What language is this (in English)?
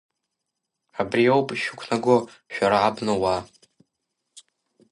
Abkhazian